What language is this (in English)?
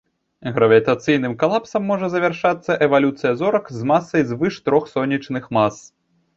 Belarusian